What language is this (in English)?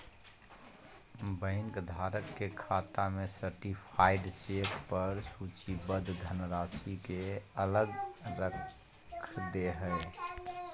Magahi